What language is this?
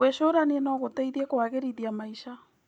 Kikuyu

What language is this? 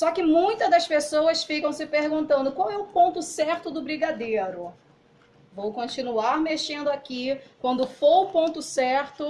Portuguese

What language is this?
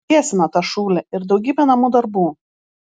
Lithuanian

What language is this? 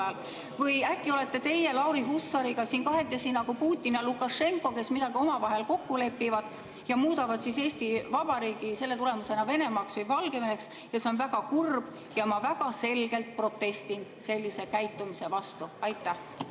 Estonian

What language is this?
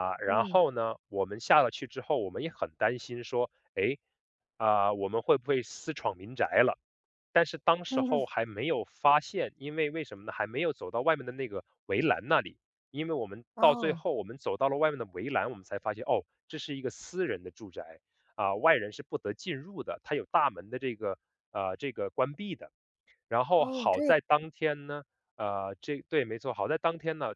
Chinese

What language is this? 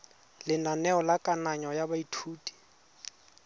Tswana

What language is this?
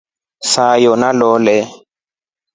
Rombo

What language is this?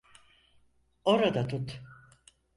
Turkish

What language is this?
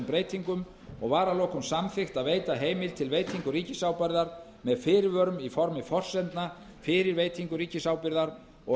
Icelandic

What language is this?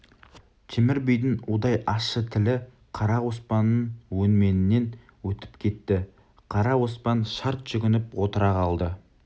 Kazakh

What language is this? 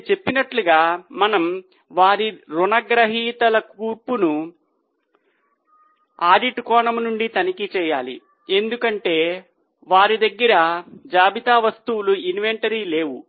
Telugu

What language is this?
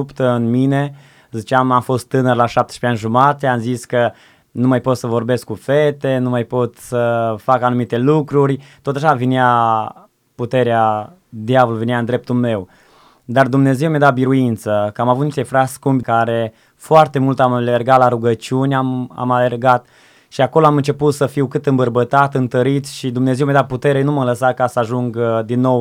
Romanian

